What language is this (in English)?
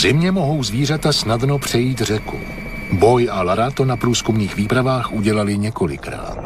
Czech